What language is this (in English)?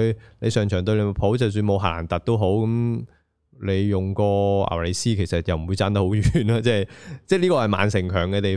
Chinese